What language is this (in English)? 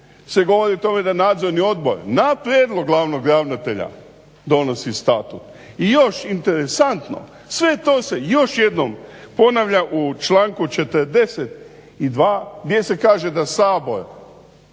Croatian